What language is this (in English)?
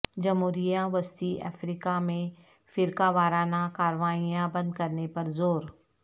Urdu